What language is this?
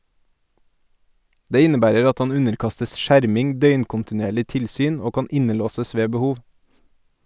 Norwegian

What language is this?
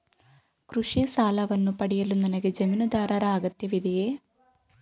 Kannada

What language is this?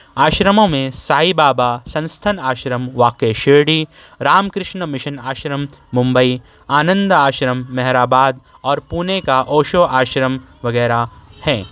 Urdu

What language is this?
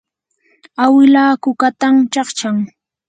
Yanahuanca Pasco Quechua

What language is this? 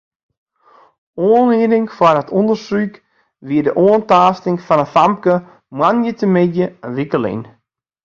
Western Frisian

